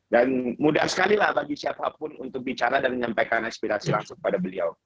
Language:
Indonesian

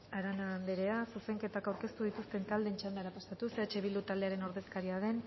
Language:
Basque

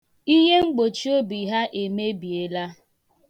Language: Igbo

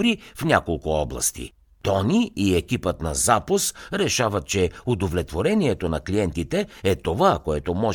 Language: Bulgarian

